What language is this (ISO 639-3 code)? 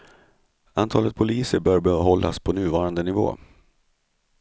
swe